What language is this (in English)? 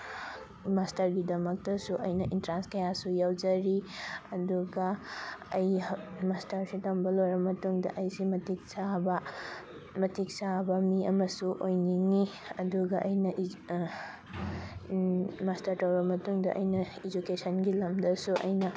Manipuri